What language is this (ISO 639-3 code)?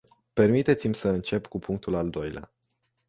ron